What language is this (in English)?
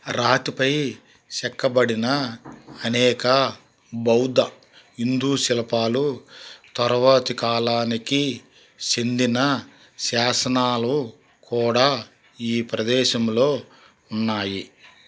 Telugu